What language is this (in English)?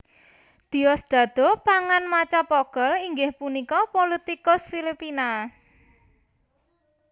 Javanese